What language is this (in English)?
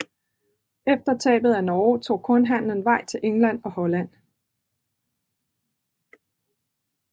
Danish